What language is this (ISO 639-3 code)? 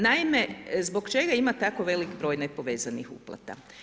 hrv